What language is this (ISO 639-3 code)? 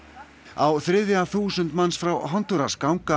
isl